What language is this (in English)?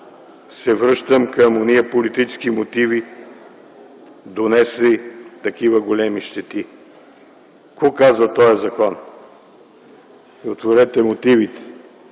Bulgarian